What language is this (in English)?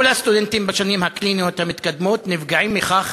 Hebrew